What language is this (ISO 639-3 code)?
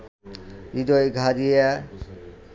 ben